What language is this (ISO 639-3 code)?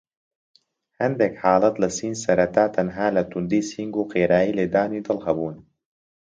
ckb